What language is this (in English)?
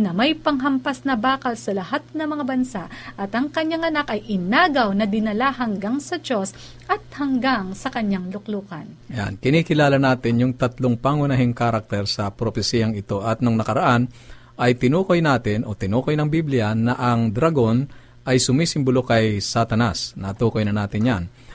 Filipino